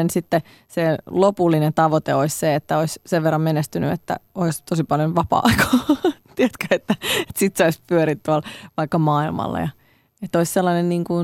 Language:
Finnish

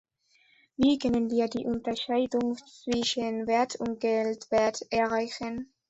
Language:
German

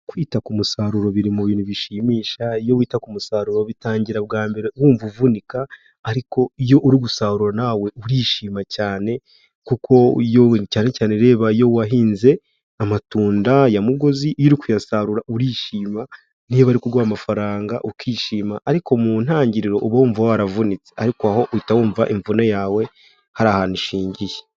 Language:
Kinyarwanda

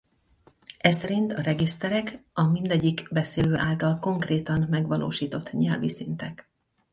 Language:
Hungarian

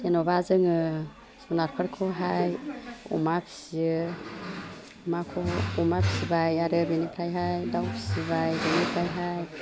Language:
Bodo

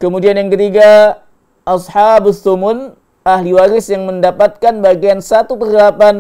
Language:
Indonesian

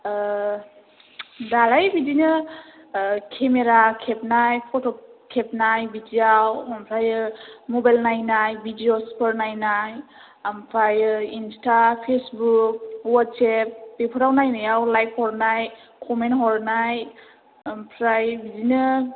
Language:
Bodo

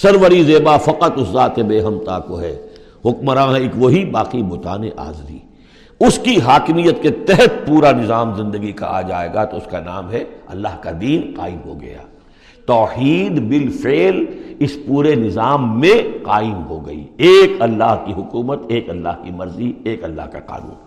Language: Urdu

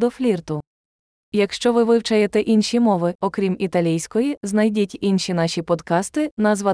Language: Ukrainian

